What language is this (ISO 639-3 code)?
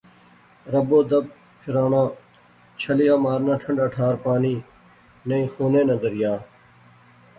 phr